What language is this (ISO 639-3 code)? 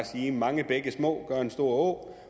dan